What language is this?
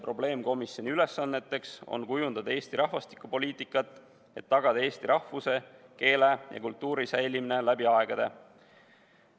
Estonian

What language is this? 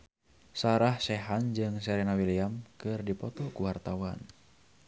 Sundanese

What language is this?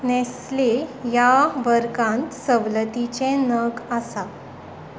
Konkani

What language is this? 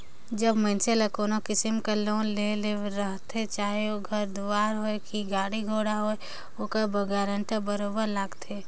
Chhattisgarhi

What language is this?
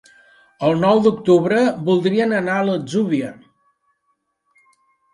Catalan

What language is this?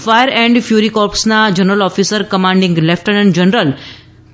Gujarati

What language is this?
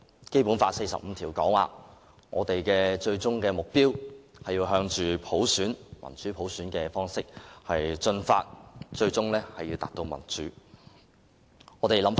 Cantonese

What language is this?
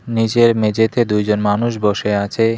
Bangla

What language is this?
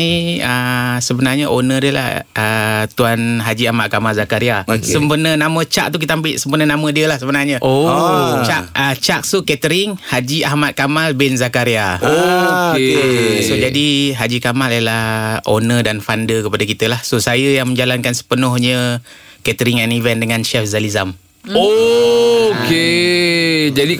Malay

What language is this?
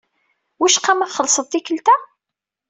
Kabyle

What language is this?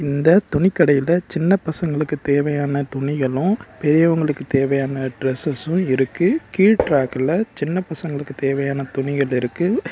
Tamil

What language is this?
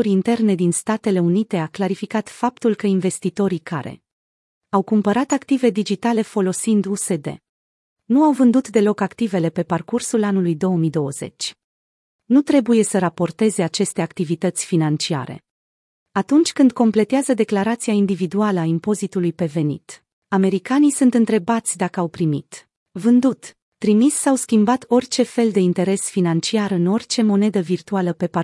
Romanian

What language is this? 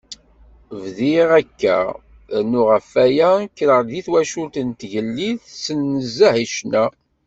Kabyle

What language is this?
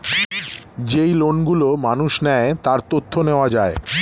Bangla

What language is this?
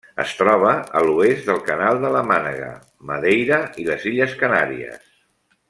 Catalan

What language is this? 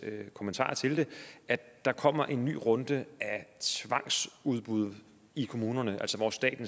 Danish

